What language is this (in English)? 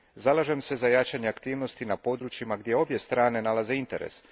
Croatian